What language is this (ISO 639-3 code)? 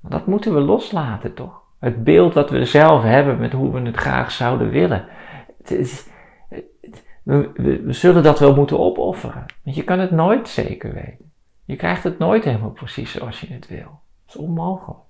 nld